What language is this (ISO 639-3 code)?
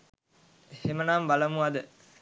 sin